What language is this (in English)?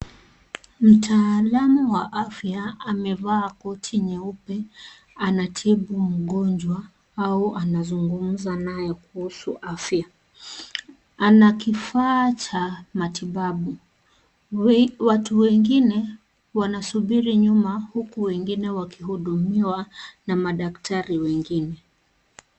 Swahili